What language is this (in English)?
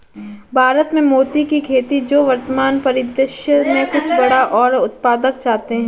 Hindi